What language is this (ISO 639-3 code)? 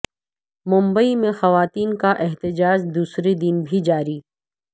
urd